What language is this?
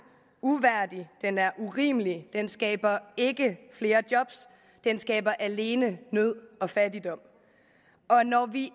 Danish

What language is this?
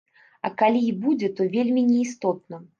Belarusian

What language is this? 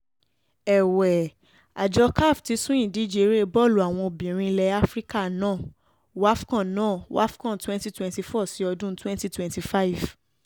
Yoruba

